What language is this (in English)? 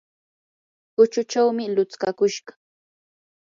Yanahuanca Pasco Quechua